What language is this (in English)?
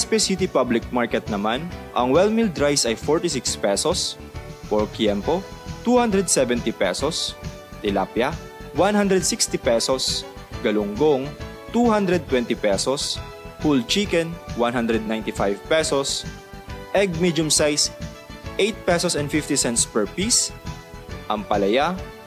Filipino